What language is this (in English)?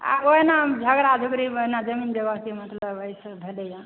Maithili